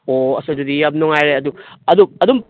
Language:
Manipuri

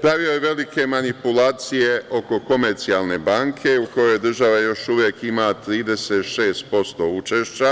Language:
Serbian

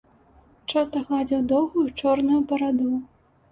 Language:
Belarusian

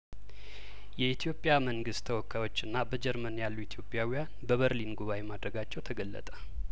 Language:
Amharic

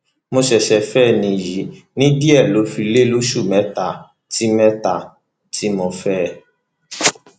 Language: Yoruba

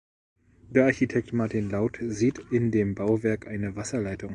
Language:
German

